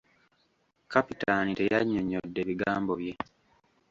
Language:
Ganda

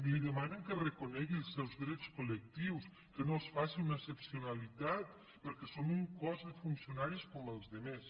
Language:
Catalan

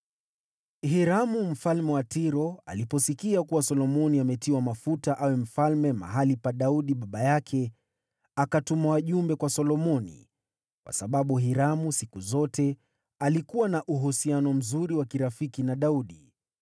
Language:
Swahili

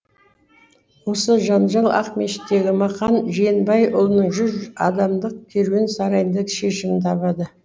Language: Kazakh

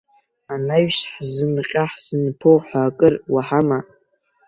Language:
Abkhazian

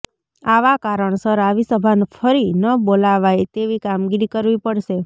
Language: Gujarati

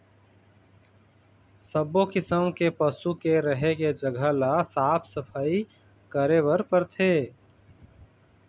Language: Chhattisgarhi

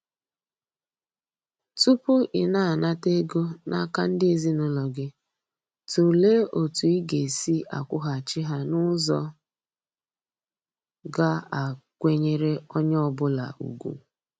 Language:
Igbo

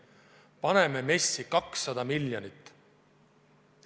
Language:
Estonian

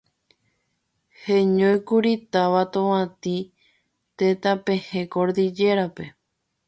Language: Guarani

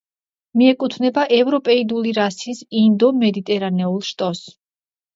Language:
Georgian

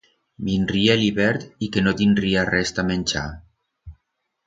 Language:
Aragonese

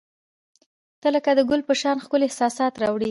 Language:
Pashto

